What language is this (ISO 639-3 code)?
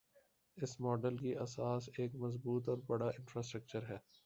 urd